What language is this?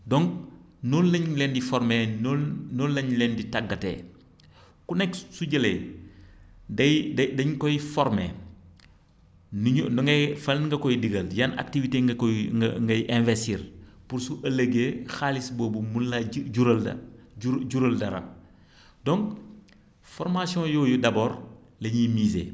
Wolof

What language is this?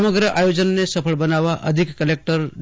Gujarati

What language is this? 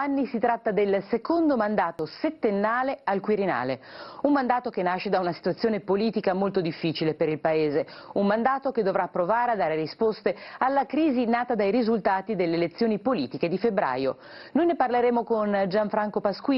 Italian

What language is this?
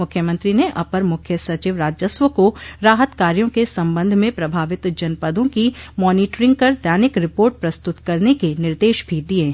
Hindi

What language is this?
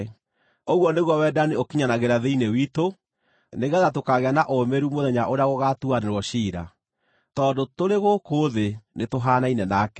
Kikuyu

